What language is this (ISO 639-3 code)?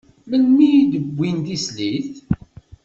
kab